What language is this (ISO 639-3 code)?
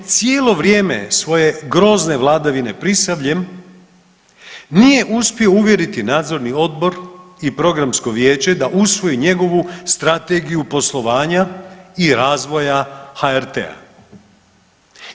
hrv